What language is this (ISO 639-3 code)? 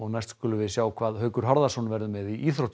isl